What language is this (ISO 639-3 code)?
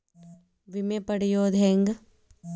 kan